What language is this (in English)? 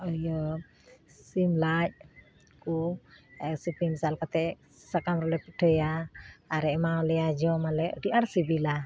Santali